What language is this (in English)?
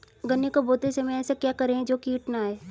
Hindi